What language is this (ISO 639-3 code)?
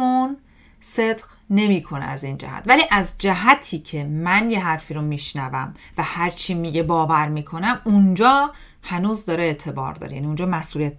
fas